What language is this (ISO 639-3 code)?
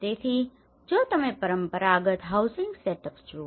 guj